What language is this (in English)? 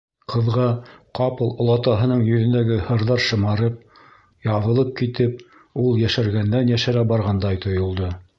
Bashkir